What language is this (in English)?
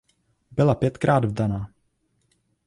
Czech